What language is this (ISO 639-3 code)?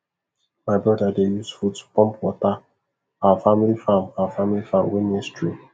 pcm